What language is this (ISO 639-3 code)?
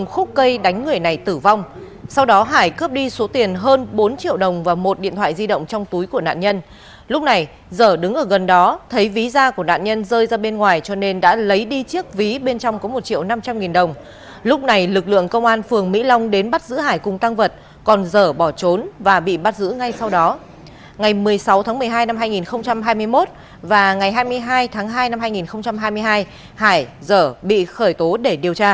vie